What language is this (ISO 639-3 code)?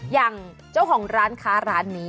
tha